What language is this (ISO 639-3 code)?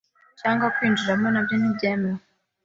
kin